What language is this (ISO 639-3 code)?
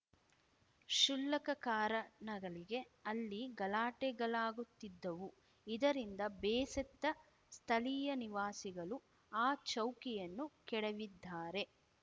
kan